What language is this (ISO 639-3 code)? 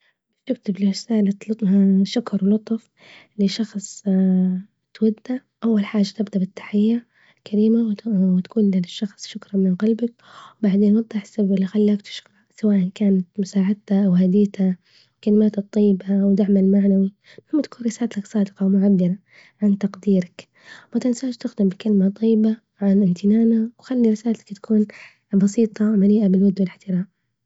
ayl